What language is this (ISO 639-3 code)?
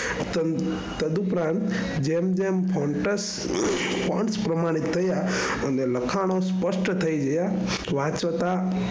guj